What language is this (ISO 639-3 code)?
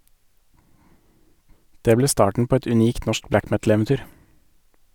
nor